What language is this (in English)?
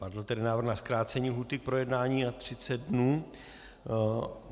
Czech